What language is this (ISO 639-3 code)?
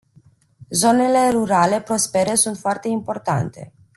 ron